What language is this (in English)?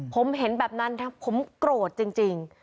Thai